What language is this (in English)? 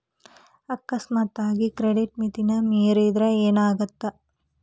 Kannada